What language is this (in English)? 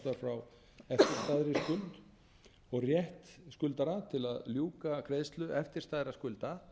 Icelandic